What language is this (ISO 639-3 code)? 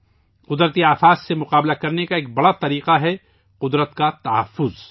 urd